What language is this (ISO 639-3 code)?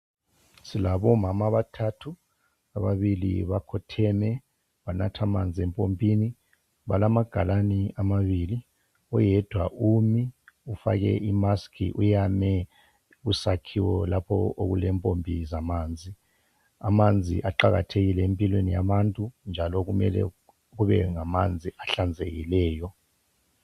nde